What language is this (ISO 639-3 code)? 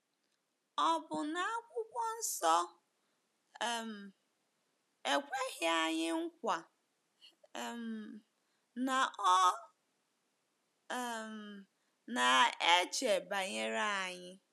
ibo